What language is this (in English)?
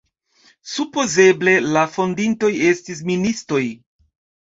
Esperanto